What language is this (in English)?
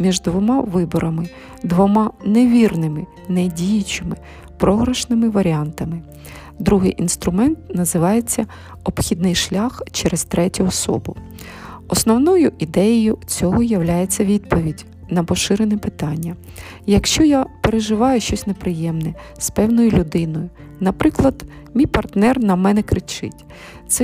Ukrainian